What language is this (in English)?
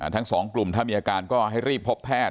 Thai